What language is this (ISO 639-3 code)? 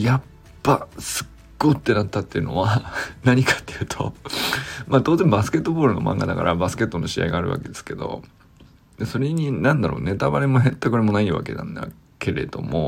jpn